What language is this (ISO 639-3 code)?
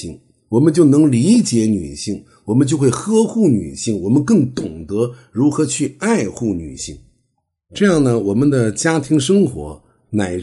zho